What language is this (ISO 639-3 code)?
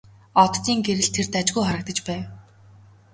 mon